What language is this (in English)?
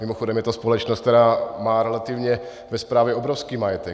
Czech